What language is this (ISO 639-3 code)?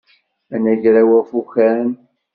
kab